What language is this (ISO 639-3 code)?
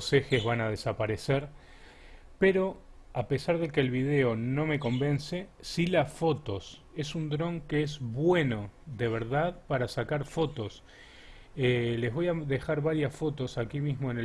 spa